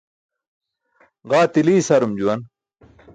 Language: Burushaski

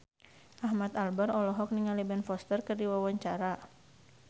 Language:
Sundanese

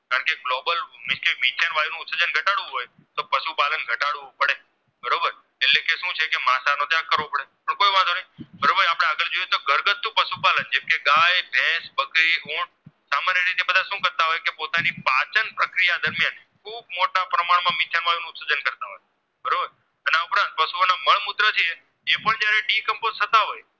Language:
Gujarati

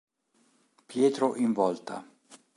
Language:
Italian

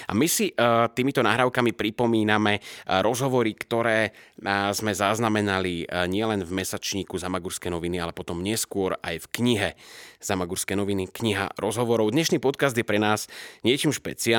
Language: Slovak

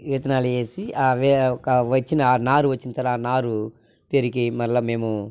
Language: Telugu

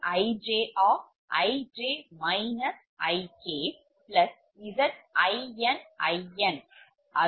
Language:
Tamil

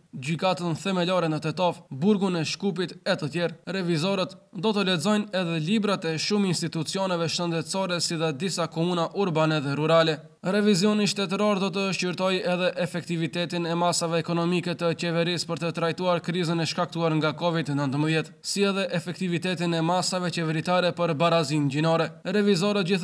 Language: Romanian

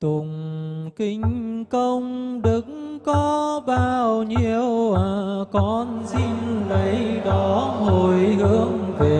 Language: Vietnamese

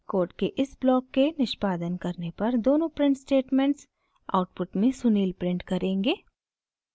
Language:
Hindi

